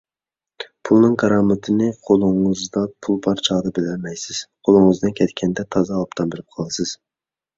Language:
Uyghur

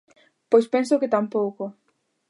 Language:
Galician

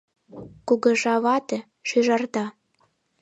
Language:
Mari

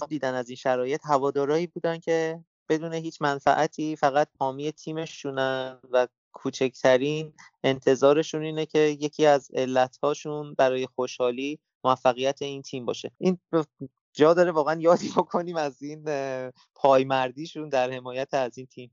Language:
Persian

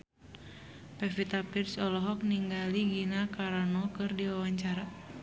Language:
Sundanese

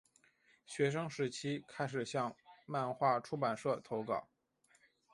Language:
Chinese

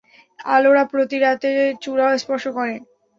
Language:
Bangla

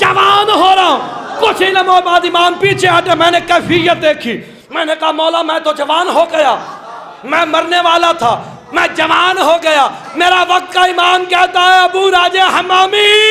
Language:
Hindi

